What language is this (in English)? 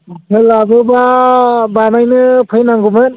Bodo